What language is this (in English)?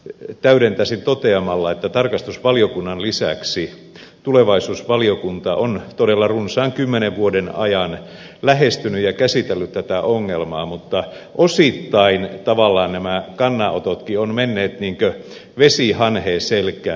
Finnish